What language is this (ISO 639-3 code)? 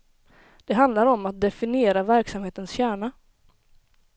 swe